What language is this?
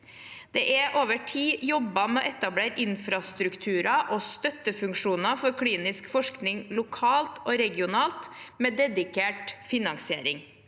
Norwegian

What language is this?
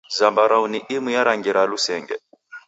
Taita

